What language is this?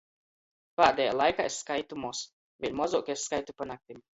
Latgalian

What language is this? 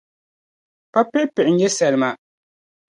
Dagbani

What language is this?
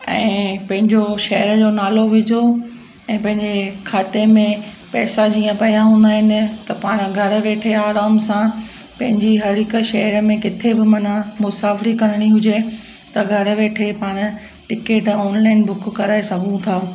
Sindhi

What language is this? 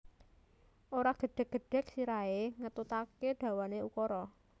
Javanese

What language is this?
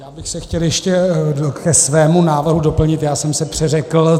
Czech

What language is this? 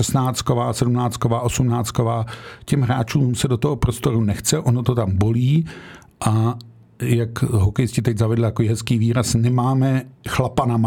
Czech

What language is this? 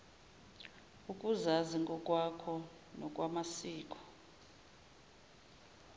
Zulu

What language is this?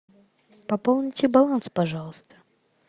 Russian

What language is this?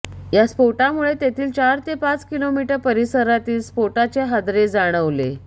Marathi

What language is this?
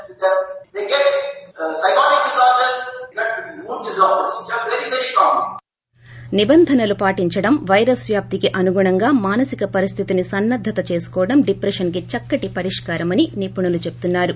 Telugu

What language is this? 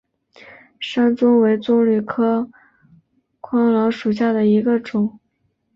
Chinese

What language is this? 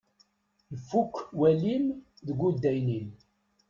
Kabyle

